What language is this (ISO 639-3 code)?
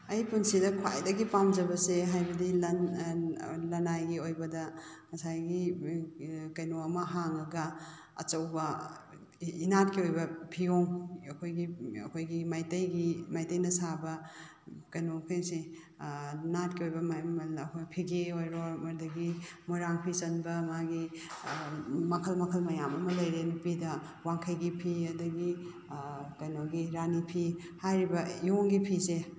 mni